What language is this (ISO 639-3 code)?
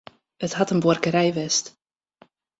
fry